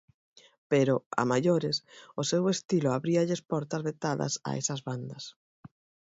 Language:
Galician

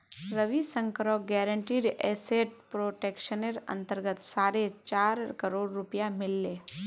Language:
Magahi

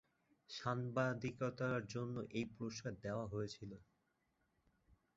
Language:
Bangla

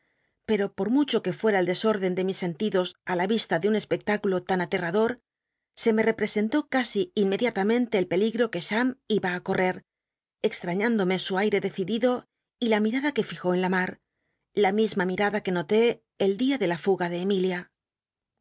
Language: Spanish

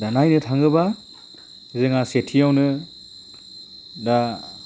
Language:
Bodo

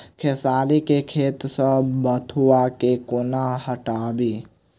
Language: Maithili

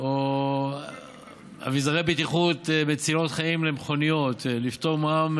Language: Hebrew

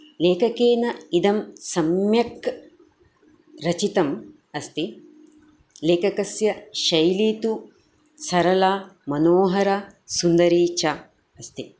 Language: Sanskrit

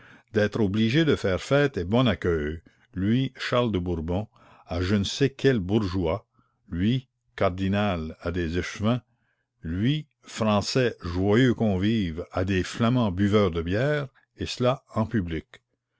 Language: French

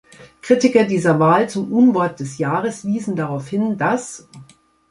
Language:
German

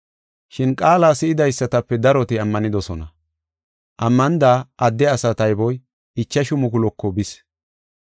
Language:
Gofa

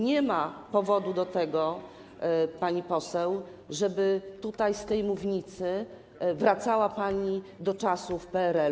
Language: Polish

